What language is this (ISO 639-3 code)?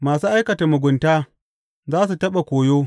hau